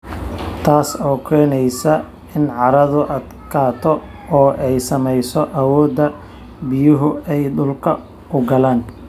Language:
Somali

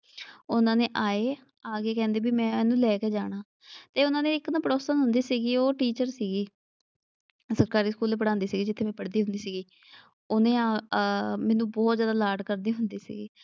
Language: Punjabi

